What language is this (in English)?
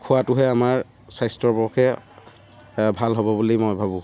Assamese